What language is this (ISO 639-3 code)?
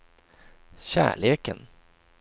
swe